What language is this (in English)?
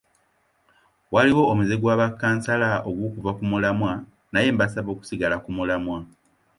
Ganda